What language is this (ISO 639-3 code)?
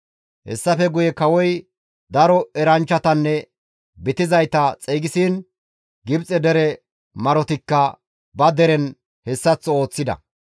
gmv